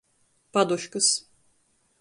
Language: Latgalian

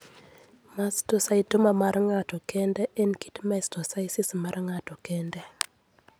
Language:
Luo (Kenya and Tanzania)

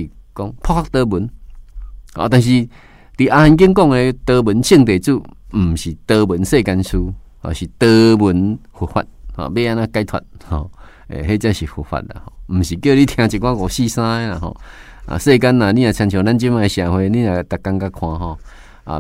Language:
Chinese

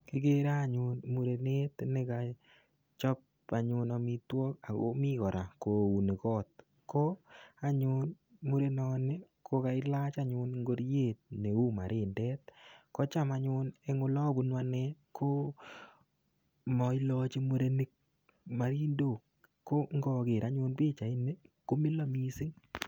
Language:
Kalenjin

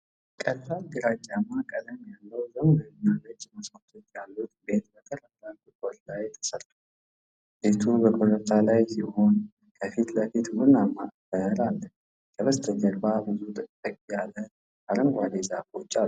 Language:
Amharic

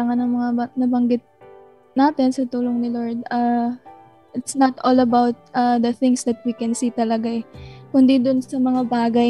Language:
Filipino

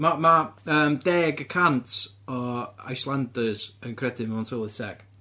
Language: Welsh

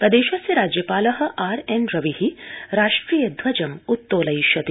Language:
Sanskrit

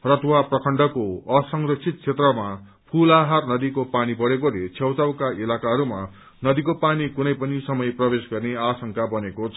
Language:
Nepali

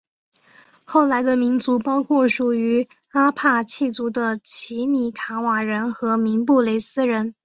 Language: Chinese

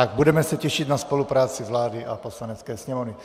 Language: Czech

